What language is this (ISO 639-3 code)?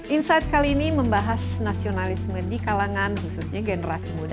ind